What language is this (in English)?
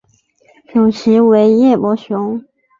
Chinese